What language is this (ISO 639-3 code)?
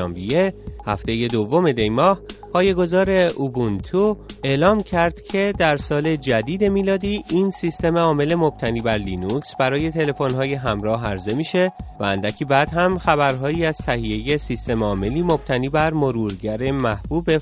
fas